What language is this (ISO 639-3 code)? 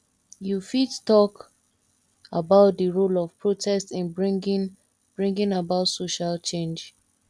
pcm